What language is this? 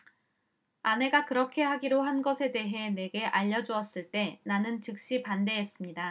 Korean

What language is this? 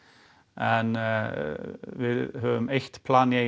Icelandic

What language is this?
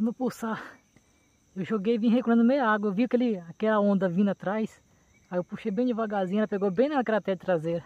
Portuguese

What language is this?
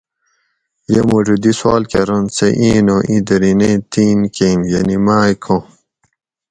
Gawri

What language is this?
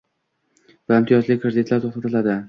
Uzbek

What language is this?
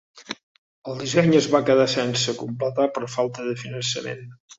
Catalan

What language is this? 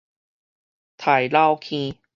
Min Nan Chinese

